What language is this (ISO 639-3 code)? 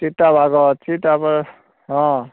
ori